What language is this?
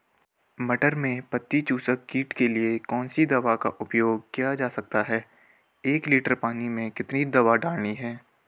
Hindi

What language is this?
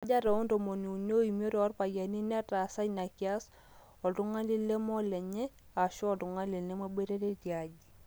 Masai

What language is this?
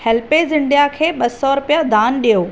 Sindhi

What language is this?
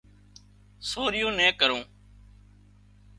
Wadiyara Koli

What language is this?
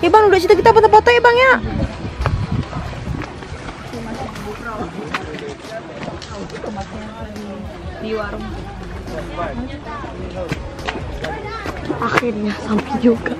Indonesian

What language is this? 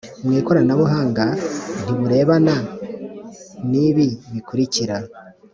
Kinyarwanda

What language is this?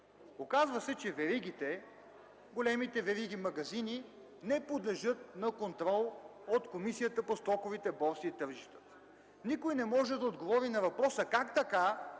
Bulgarian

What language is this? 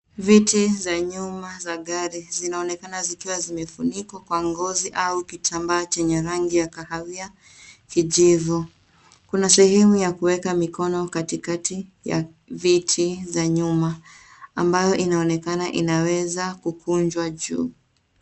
Swahili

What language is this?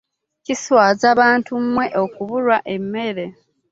Ganda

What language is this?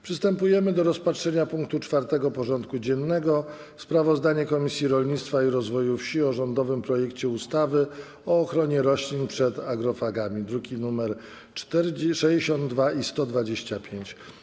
Polish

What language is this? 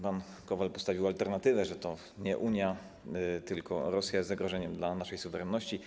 Polish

